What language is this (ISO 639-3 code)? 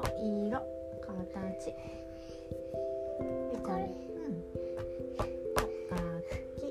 jpn